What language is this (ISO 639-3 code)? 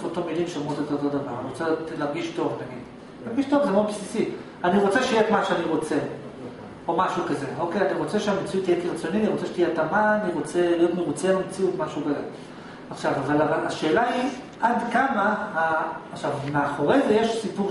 heb